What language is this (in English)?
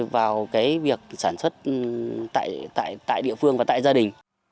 Vietnamese